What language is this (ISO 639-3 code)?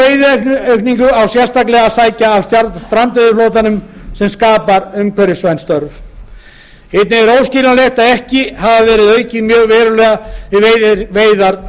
isl